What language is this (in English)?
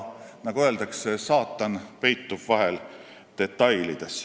Estonian